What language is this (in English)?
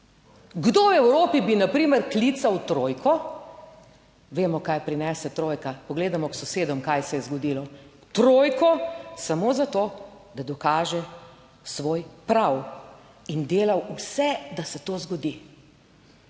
Slovenian